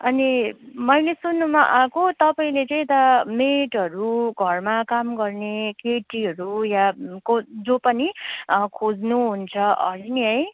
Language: Nepali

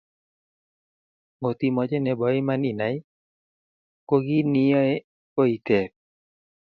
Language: Kalenjin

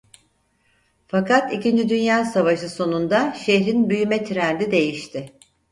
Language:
Turkish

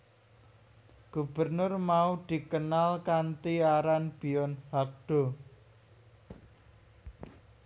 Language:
Javanese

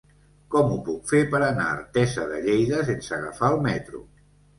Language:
Catalan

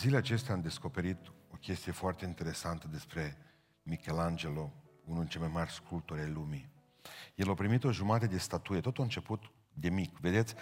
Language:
Romanian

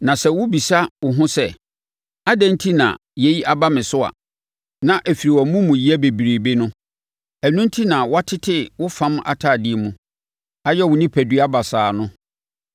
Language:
Akan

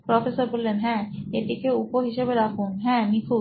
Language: Bangla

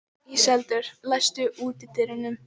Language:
Icelandic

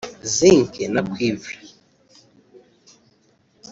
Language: Kinyarwanda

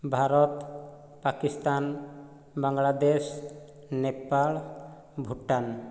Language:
Odia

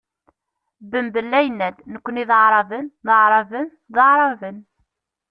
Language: Kabyle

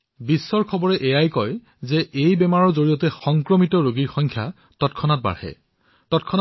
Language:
Assamese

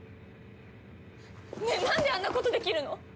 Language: Japanese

